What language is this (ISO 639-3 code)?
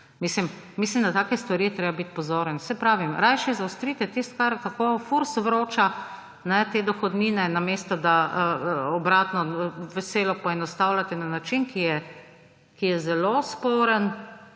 slv